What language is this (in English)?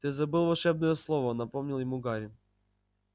Russian